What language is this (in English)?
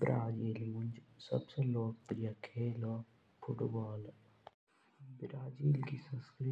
Jaunsari